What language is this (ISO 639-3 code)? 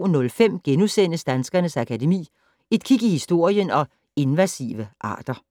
dan